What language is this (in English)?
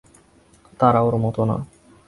Bangla